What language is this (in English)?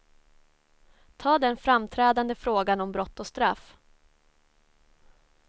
Swedish